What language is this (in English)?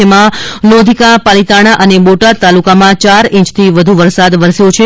Gujarati